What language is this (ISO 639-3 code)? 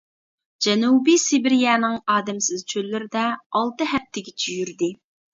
uig